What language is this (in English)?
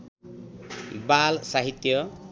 Nepali